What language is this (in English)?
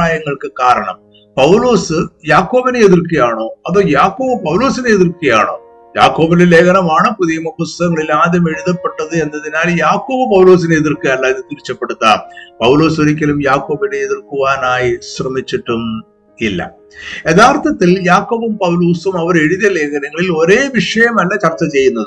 Malayalam